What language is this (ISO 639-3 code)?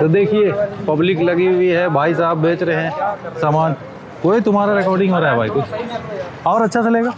hin